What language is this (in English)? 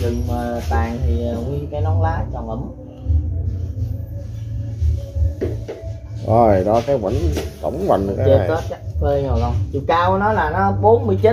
Vietnamese